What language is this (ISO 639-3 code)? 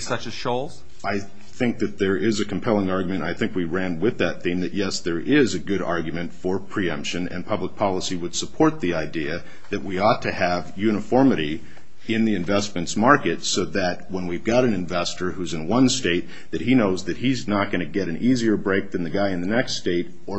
eng